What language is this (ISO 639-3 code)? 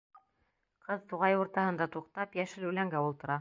bak